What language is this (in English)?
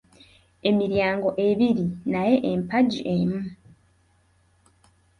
Ganda